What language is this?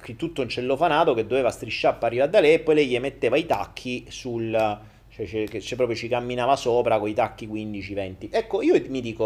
Italian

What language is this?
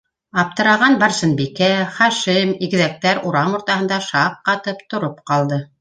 Bashkir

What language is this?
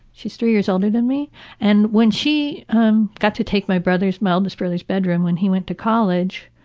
English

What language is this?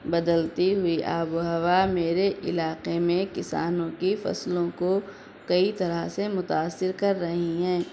Urdu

